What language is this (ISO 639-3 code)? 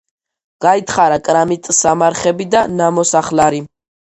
kat